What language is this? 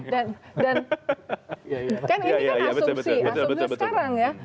Indonesian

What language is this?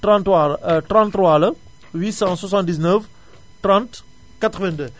Wolof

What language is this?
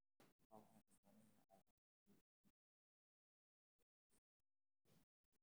Somali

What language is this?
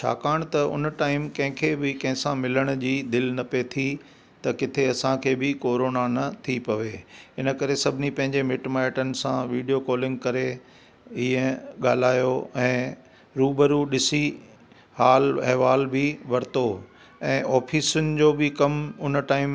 Sindhi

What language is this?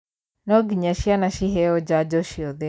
Kikuyu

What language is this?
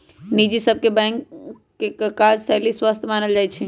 Magahi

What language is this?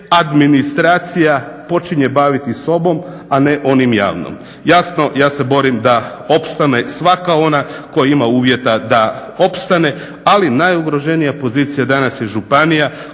Croatian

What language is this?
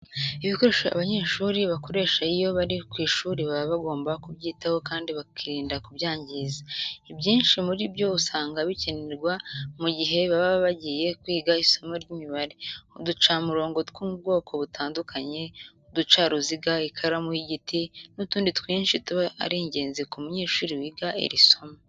Kinyarwanda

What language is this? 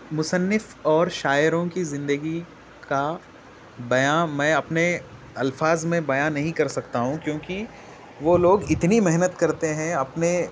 Urdu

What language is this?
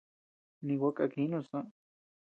Tepeuxila Cuicatec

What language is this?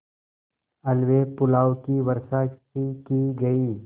Hindi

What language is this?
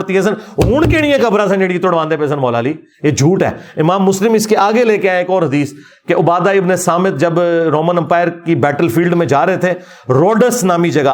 Urdu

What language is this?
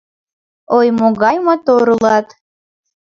Mari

